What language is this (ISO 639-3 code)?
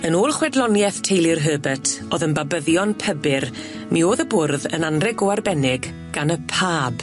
cym